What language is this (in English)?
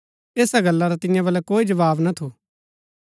Gaddi